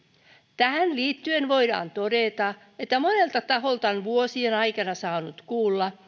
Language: Finnish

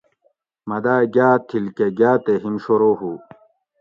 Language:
Gawri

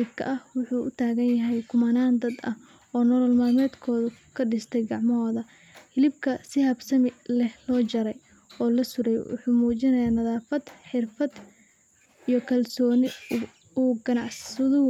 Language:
Somali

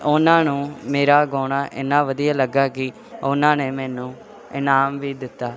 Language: Punjabi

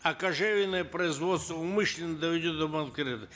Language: Kazakh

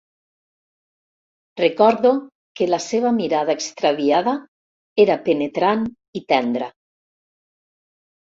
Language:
Catalan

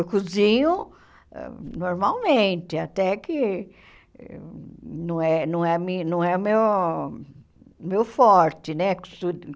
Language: Portuguese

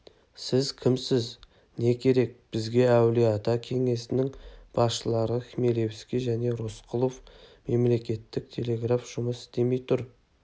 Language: Kazakh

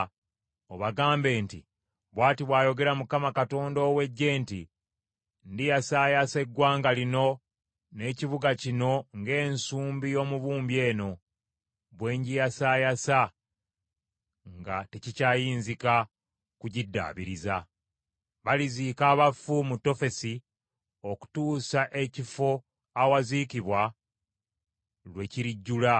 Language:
Ganda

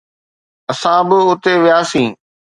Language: Sindhi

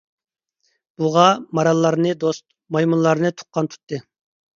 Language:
Uyghur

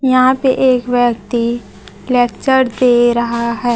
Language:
Hindi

